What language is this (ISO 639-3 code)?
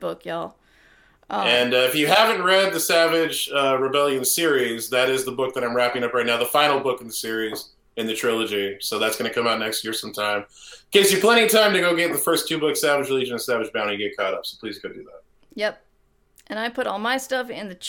eng